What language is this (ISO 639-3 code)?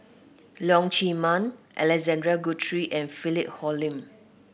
eng